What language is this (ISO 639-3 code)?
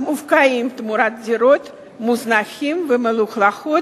heb